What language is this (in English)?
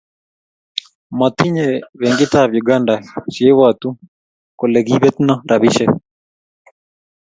Kalenjin